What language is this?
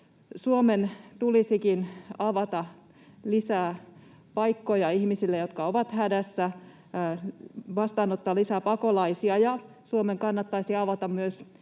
Finnish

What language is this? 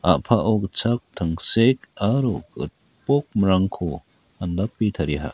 Garo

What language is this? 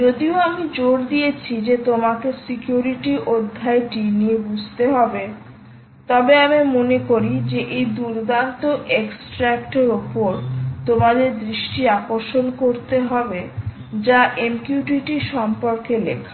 Bangla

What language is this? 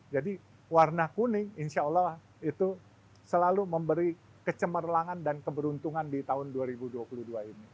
Indonesian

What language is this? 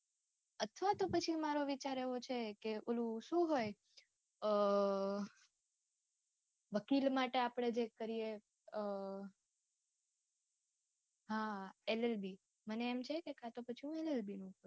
Gujarati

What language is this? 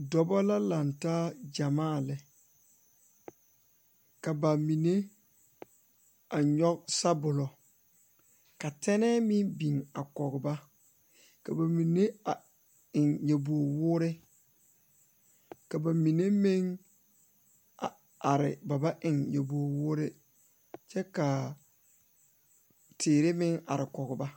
Southern Dagaare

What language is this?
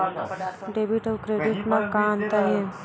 Chhattisgarhi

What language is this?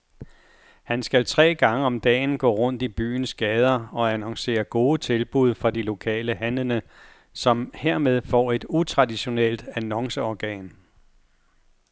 Danish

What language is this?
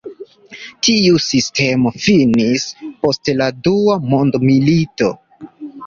Esperanto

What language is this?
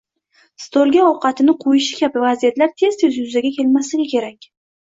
Uzbek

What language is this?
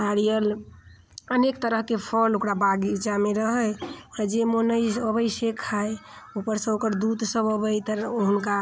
Maithili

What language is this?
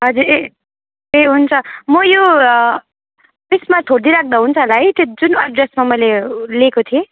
Nepali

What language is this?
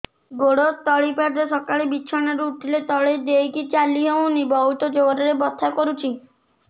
Odia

